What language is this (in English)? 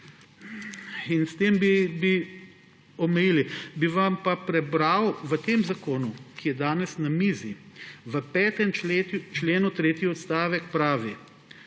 Slovenian